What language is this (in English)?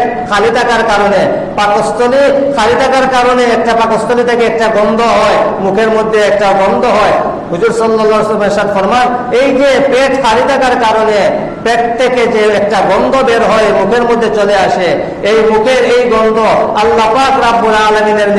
Indonesian